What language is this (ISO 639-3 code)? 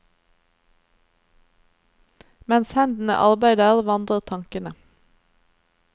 nor